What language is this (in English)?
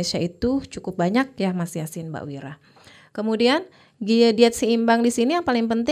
Indonesian